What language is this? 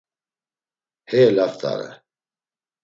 Laz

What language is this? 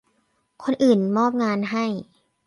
Thai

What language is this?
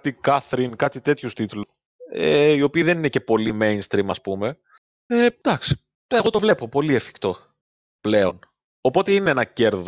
Greek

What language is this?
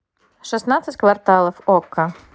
Russian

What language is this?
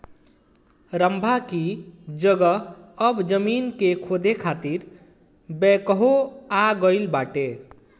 Bhojpuri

